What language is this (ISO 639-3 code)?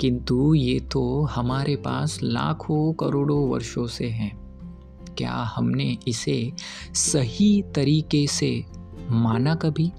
hin